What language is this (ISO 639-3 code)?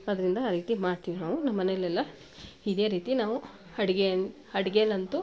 kan